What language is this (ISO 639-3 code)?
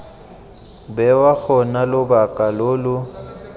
tsn